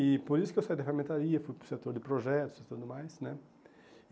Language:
Portuguese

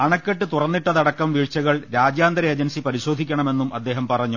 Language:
Malayalam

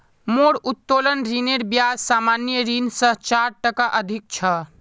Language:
Magahi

